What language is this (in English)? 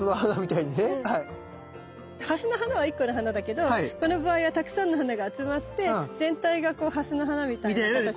Japanese